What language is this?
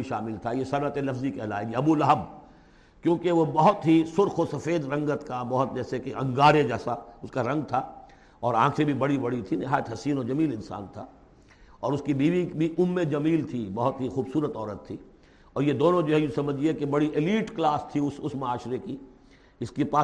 Urdu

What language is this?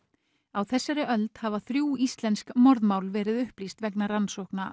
Icelandic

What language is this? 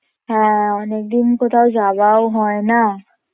Bangla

